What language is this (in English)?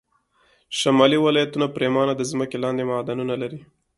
Pashto